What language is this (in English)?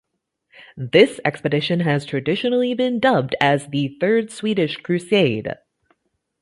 English